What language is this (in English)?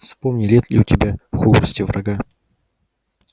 Russian